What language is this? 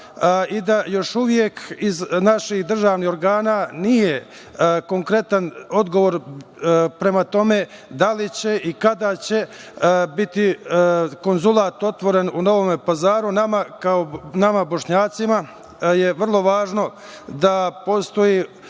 Serbian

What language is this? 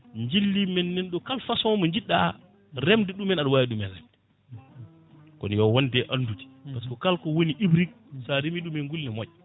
Fula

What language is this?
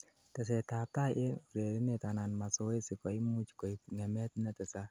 Kalenjin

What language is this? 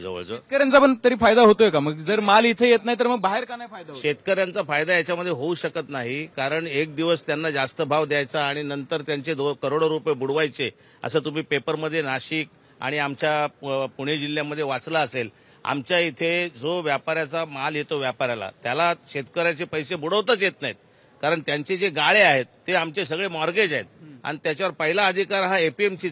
Hindi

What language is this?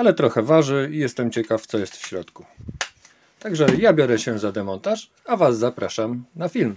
Polish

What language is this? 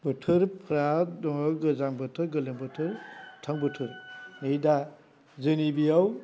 Bodo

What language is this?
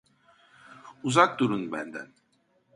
Turkish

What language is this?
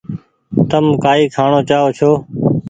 Goaria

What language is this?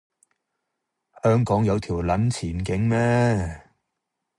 Cantonese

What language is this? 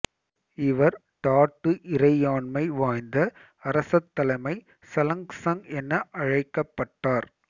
Tamil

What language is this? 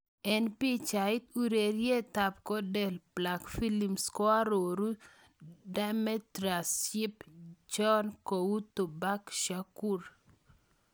Kalenjin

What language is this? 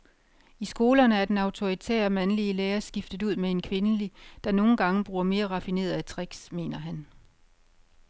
Danish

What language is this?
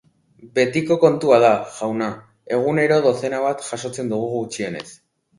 Basque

